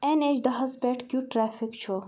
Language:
Kashmiri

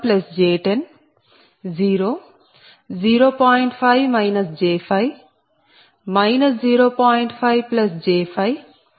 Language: Telugu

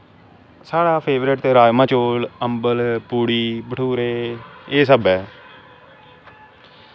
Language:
Dogri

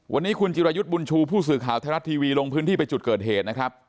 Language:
Thai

